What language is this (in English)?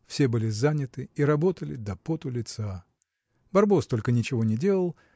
Russian